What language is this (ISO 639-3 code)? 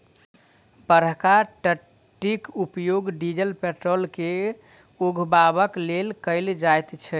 mai